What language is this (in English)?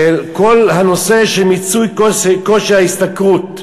Hebrew